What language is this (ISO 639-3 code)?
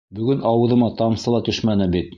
bak